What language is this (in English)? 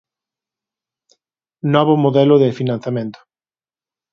Galician